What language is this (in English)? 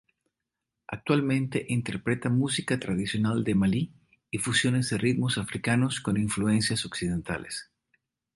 Spanish